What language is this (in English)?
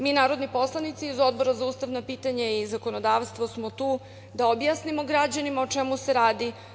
Serbian